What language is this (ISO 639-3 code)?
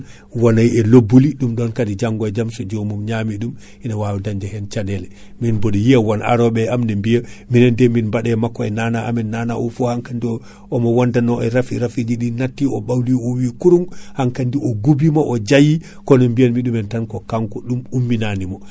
ful